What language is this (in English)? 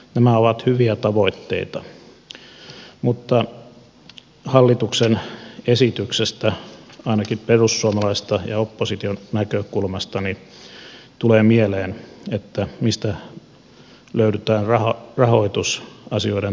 Finnish